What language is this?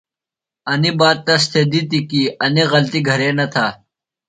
Phalura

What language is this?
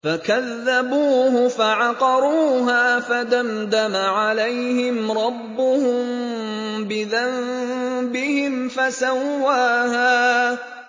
Arabic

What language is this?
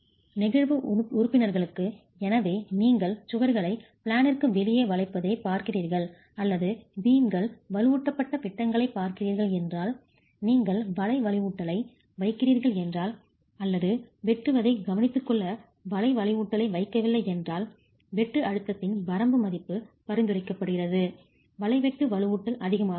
Tamil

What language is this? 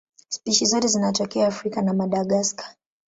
Swahili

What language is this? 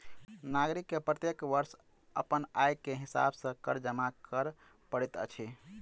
Maithili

